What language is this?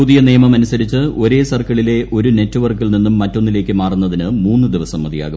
Malayalam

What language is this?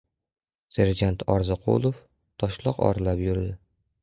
Uzbek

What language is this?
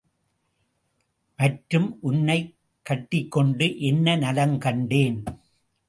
Tamil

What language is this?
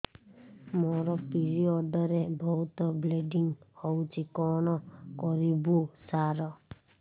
Odia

